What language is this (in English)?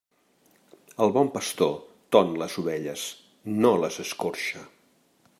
Catalan